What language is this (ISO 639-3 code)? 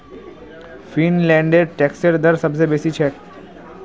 mag